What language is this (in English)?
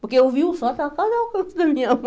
Portuguese